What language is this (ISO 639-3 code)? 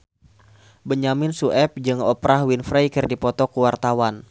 sun